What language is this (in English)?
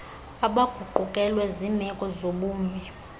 Xhosa